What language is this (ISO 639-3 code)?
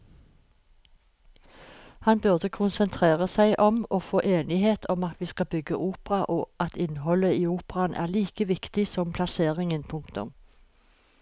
nor